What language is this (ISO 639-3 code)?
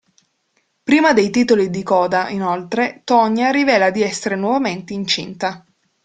ita